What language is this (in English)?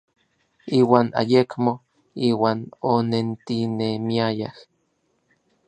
Orizaba Nahuatl